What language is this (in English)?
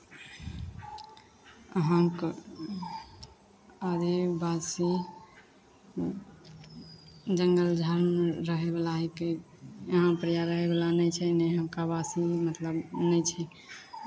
Maithili